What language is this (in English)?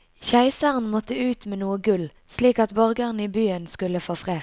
Norwegian